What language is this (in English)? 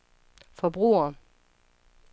Danish